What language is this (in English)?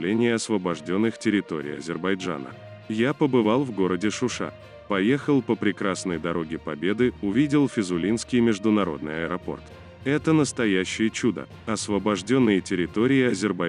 Russian